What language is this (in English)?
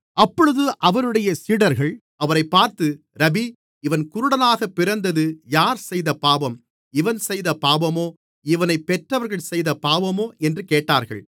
Tamil